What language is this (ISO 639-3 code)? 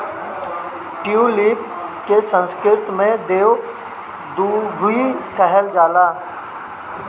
bho